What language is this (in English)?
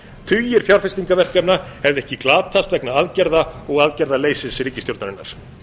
Icelandic